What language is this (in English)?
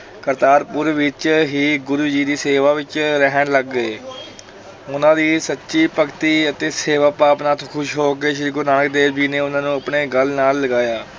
Punjabi